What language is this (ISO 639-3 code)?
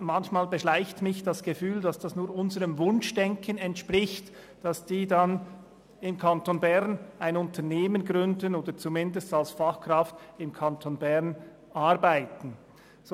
gsw